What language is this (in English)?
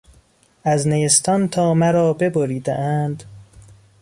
Persian